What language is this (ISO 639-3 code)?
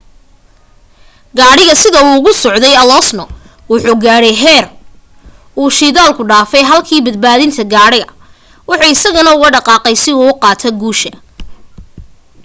som